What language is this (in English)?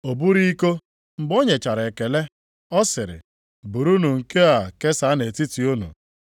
Igbo